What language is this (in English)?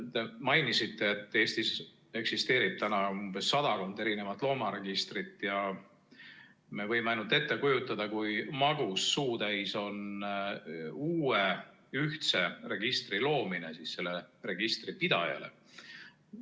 Estonian